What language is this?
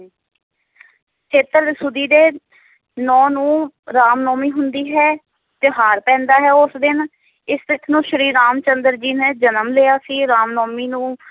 Punjabi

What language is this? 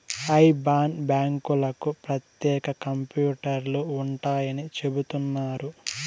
Telugu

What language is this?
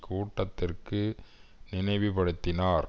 Tamil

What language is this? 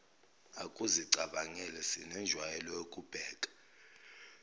Zulu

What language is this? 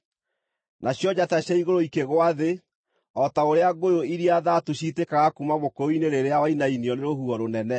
Kikuyu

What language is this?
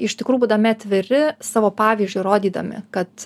Lithuanian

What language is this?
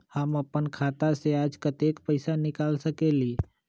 Magahi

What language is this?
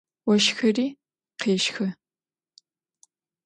Adyghe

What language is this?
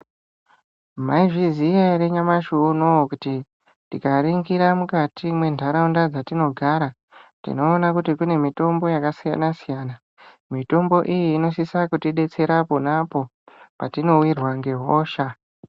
Ndau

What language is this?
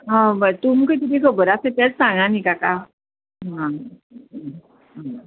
Konkani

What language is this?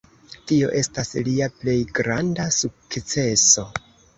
Esperanto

